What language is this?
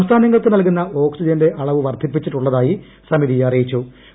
Malayalam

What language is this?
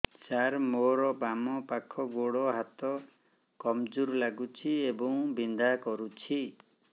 Odia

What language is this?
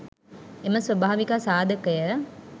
Sinhala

